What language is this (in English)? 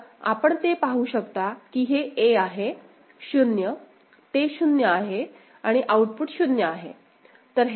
Marathi